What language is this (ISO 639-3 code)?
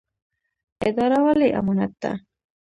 pus